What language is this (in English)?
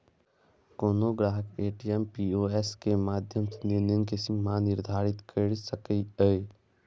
Maithili